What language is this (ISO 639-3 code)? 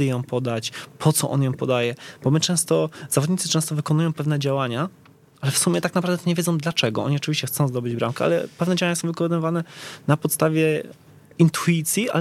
pol